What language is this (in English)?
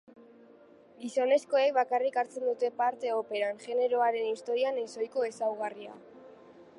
Basque